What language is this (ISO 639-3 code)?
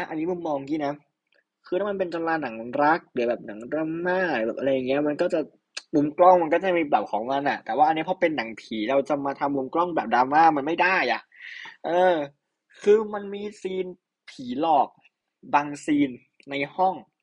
tha